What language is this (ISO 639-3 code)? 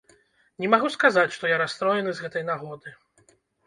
bel